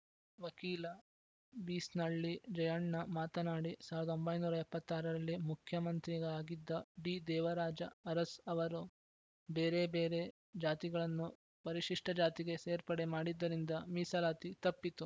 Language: Kannada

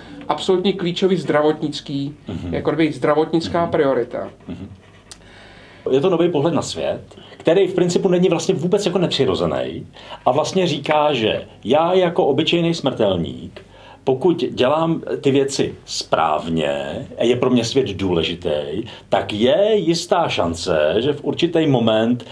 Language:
Czech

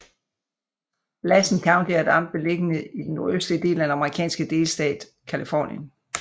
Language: Danish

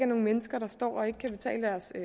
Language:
Danish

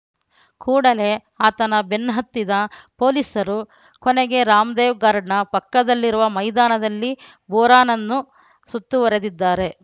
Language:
Kannada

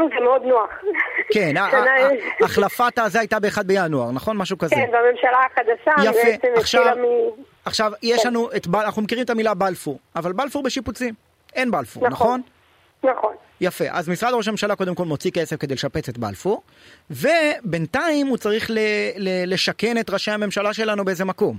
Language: Hebrew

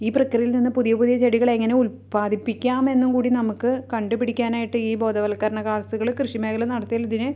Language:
Malayalam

